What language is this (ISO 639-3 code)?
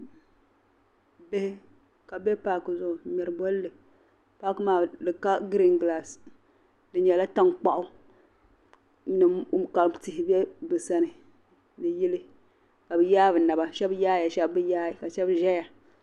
dag